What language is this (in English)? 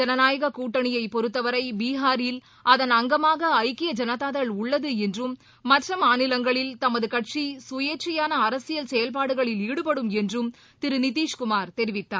Tamil